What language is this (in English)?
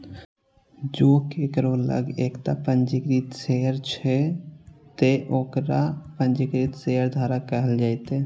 Maithili